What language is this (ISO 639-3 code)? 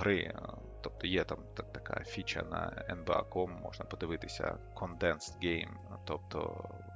ukr